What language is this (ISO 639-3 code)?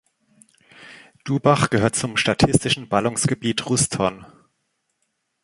deu